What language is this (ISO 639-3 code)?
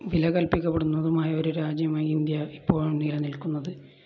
mal